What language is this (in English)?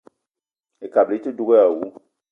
Eton (Cameroon)